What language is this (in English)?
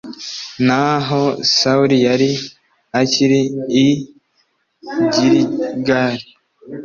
Kinyarwanda